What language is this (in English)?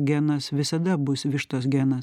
Lithuanian